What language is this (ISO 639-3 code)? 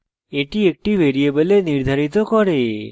ben